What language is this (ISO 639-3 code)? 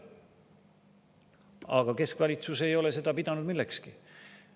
est